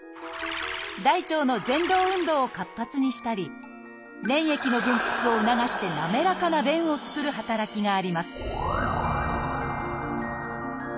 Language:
Japanese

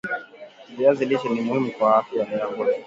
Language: Swahili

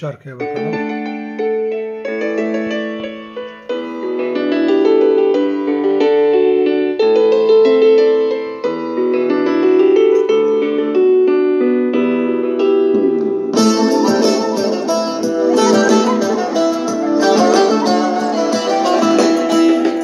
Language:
Turkish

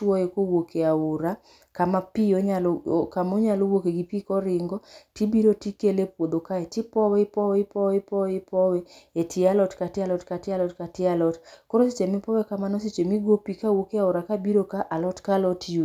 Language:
Luo (Kenya and Tanzania)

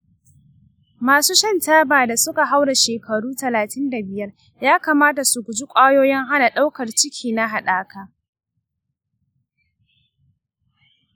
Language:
Hausa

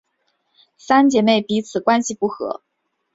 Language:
Chinese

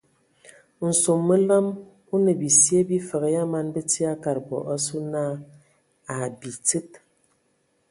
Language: Ewondo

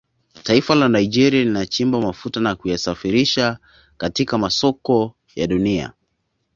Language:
Swahili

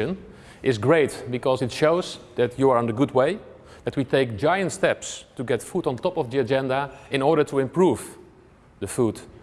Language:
Dutch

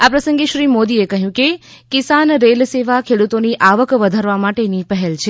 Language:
Gujarati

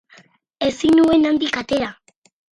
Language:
Basque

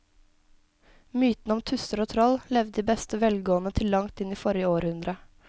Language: Norwegian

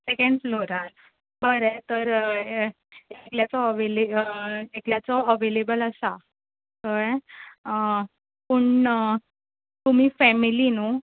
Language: Konkani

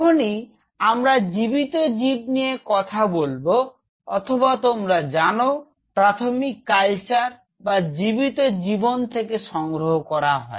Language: Bangla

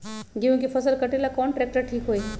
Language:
Magahi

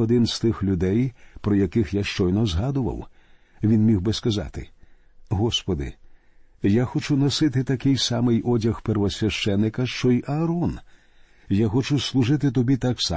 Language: Ukrainian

